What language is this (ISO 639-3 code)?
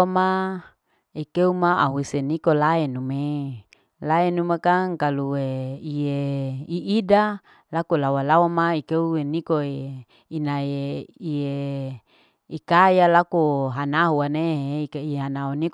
alo